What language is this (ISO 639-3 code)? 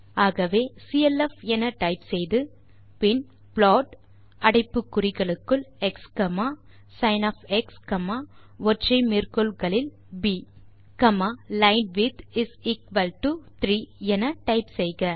tam